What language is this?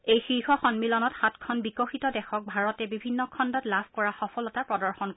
Assamese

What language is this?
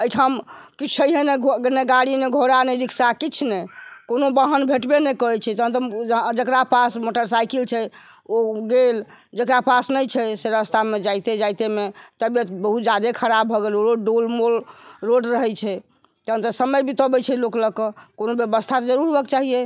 Maithili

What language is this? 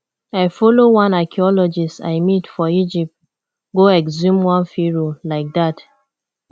Nigerian Pidgin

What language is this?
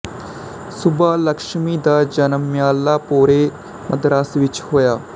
Punjabi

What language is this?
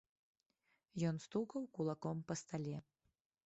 Belarusian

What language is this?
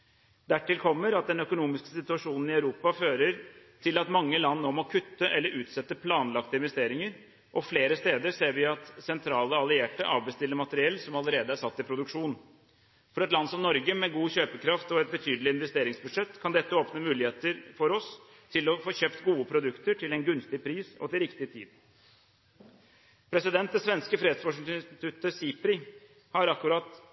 Norwegian Bokmål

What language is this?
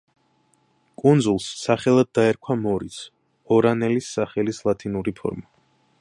Georgian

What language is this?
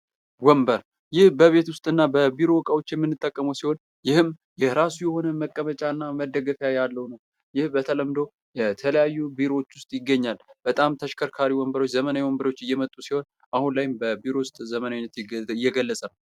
Amharic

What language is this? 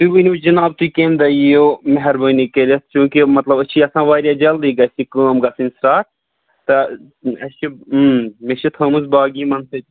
Kashmiri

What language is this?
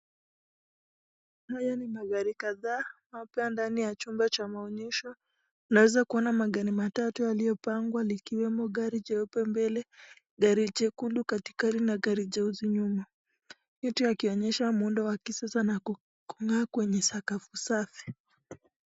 Swahili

